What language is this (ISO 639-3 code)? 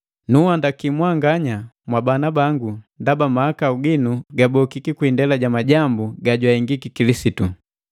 mgv